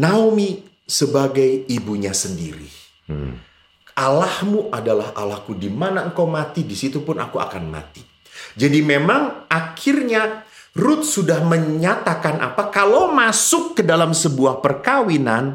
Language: Indonesian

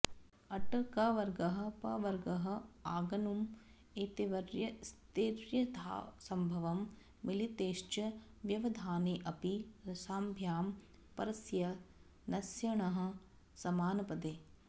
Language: Sanskrit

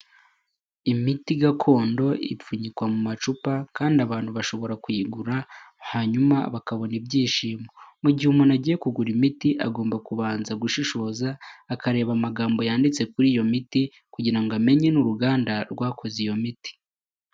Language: Kinyarwanda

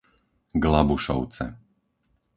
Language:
Slovak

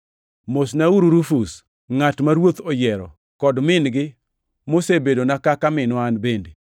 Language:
Luo (Kenya and Tanzania)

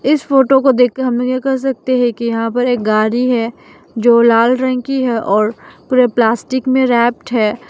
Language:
Hindi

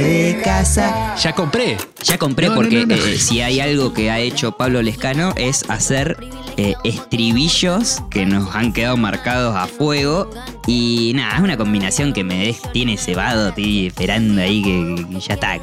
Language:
Spanish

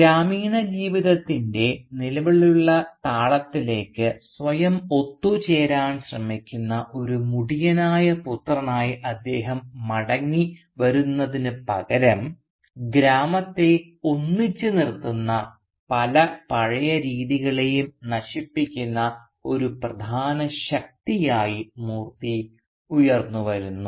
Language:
Malayalam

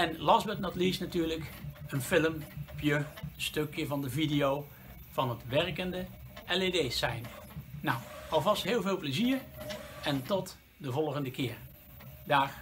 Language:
Dutch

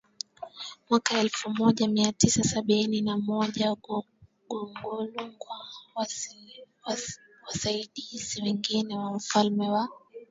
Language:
Swahili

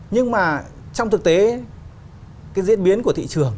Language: Vietnamese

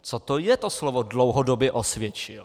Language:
Czech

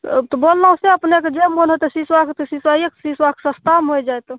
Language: Maithili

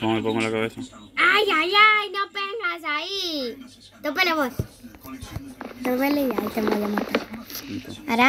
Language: Spanish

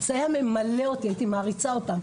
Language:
Hebrew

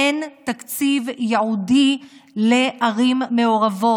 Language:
Hebrew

